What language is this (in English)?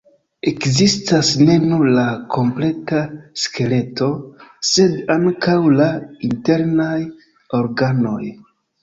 Esperanto